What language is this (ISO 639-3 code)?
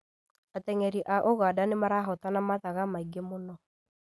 kik